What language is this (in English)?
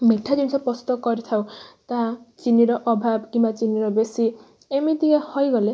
Odia